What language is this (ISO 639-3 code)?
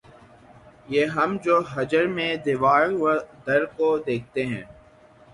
urd